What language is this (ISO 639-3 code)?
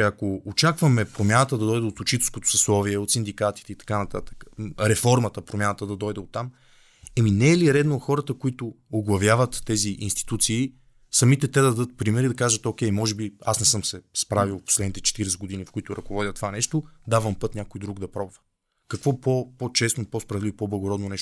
bul